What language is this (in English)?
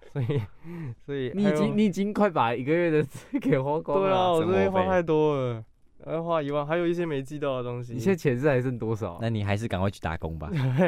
Chinese